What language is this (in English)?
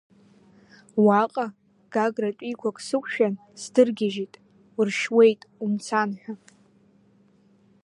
Abkhazian